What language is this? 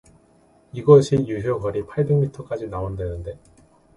Korean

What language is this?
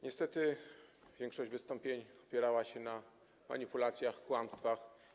Polish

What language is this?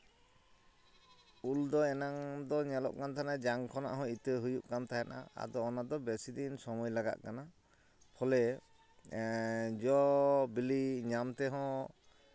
Santali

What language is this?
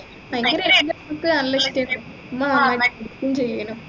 Malayalam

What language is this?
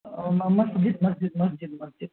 Urdu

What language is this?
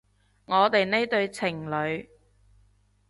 Cantonese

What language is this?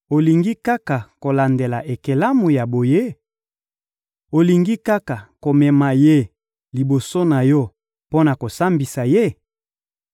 Lingala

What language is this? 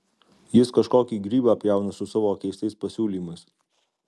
Lithuanian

